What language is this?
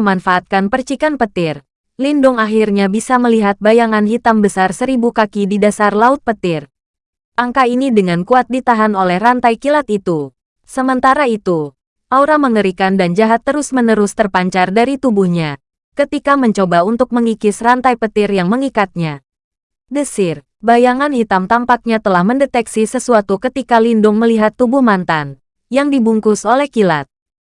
Indonesian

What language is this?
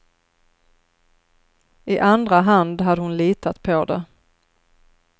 Swedish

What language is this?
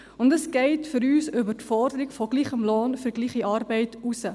Swiss German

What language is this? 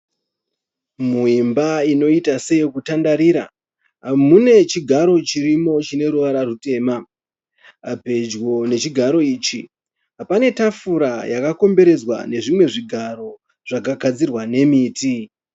Shona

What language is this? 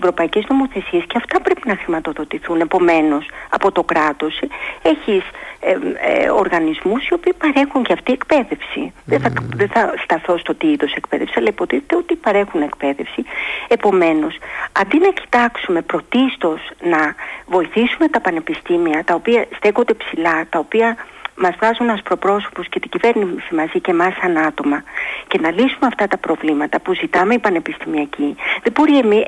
Greek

